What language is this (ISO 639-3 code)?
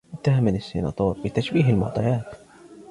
ara